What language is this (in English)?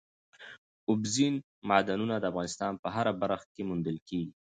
Pashto